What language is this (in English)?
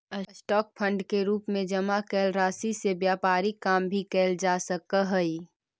Magahi